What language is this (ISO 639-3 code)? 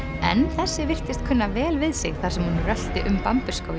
isl